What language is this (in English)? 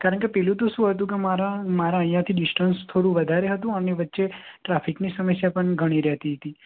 Gujarati